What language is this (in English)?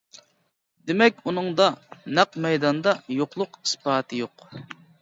Uyghur